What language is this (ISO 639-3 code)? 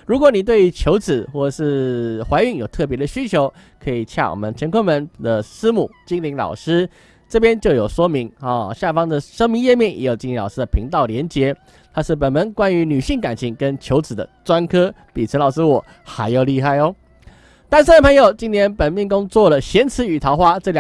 zho